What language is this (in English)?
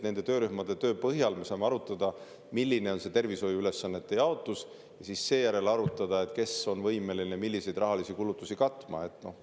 Estonian